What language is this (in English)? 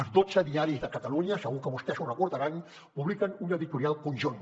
Catalan